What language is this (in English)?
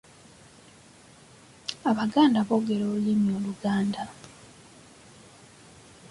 Ganda